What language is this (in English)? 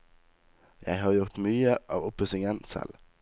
Norwegian